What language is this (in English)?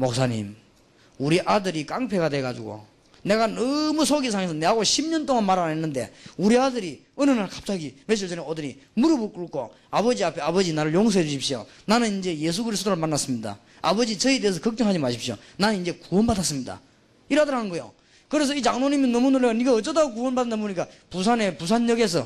Korean